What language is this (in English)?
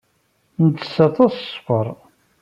Kabyle